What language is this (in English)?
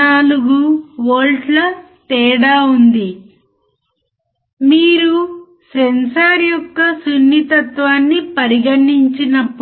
Telugu